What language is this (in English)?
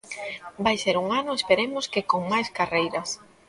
Galician